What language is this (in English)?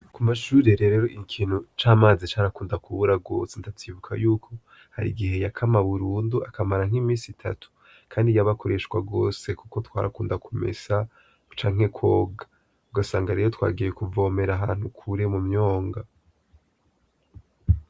Rundi